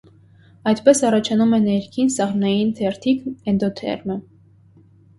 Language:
Armenian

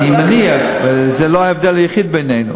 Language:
Hebrew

